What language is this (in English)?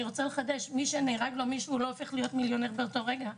Hebrew